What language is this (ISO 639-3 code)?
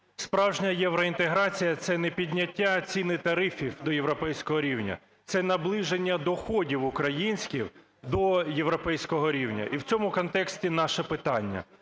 ukr